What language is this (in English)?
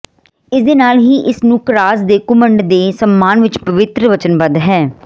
Punjabi